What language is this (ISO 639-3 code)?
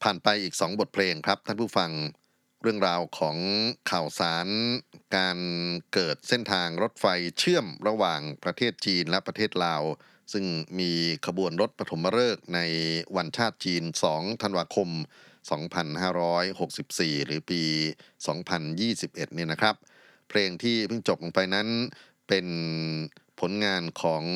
tha